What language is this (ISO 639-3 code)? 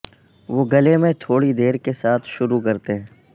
urd